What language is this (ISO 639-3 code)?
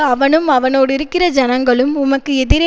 tam